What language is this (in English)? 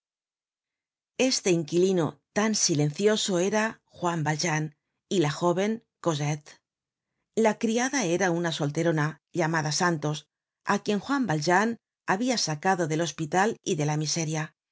Spanish